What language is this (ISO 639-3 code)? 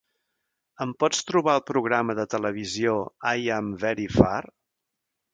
cat